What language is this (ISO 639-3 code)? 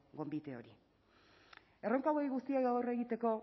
eus